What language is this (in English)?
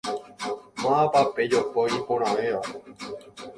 Guarani